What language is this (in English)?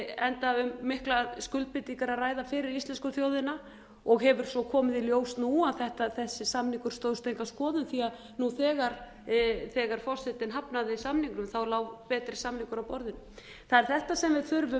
Icelandic